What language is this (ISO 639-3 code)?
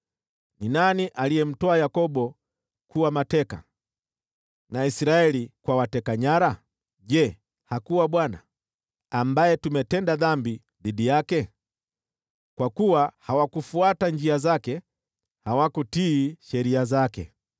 swa